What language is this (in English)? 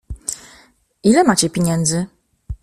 Polish